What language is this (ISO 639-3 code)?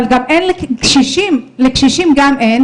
heb